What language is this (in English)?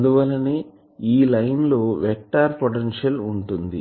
Telugu